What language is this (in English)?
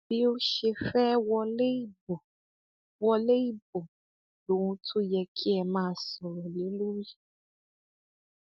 Yoruba